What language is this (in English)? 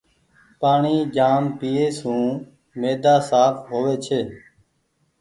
Goaria